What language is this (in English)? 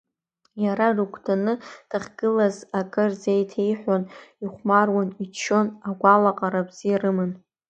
Abkhazian